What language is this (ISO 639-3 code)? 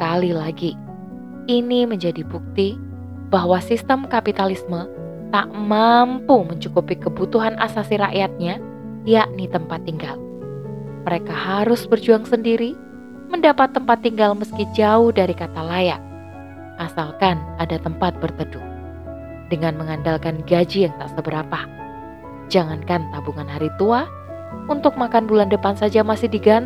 ind